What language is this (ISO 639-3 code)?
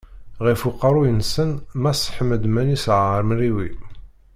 kab